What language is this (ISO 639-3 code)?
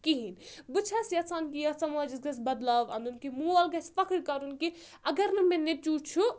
kas